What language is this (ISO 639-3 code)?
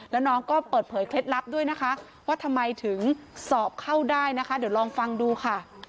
tha